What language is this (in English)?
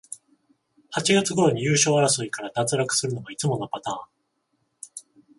Japanese